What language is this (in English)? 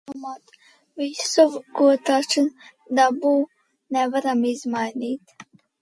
Latvian